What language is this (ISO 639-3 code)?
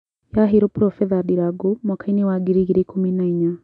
kik